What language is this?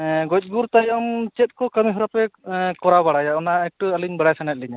Santali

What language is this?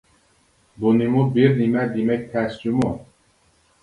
Uyghur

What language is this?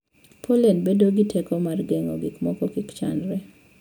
Luo (Kenya and Tanzania)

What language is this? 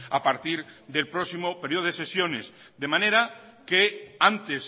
Spanish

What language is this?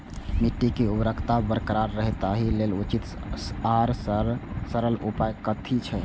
Maithili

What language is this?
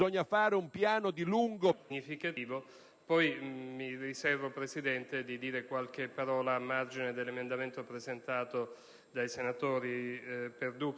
Italian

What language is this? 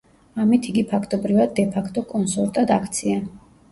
Georgian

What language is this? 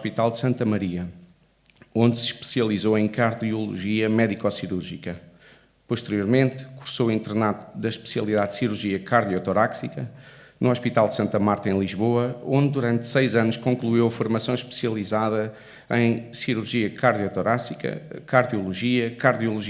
Portuguese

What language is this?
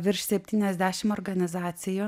Lithuanian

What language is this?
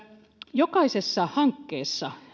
Finnish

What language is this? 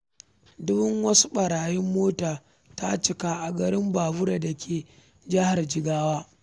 Hausa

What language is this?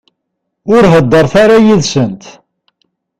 Kabyle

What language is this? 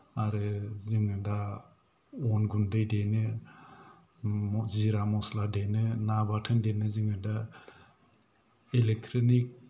Bodo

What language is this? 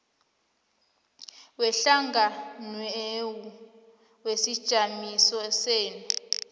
South Ndebele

